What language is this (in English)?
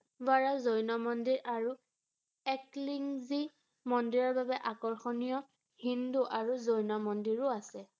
Assamese